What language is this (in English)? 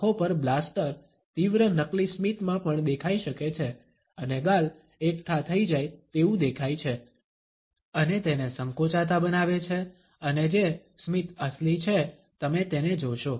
Gujarati